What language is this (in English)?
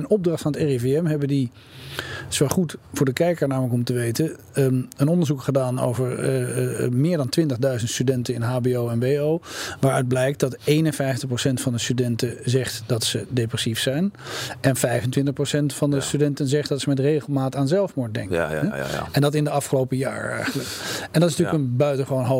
Dutch